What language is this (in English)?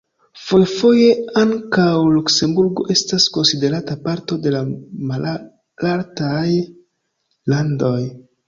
Esperanto